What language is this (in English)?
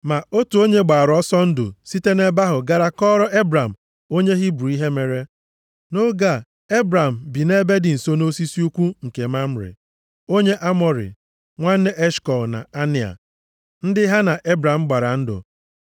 Igbo